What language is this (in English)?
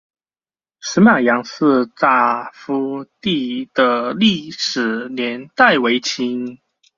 Chinese